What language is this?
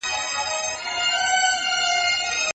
Pashto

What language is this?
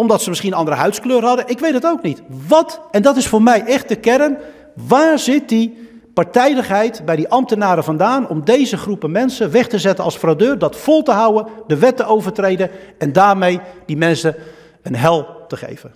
Dutch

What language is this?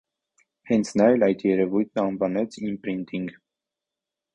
Armenian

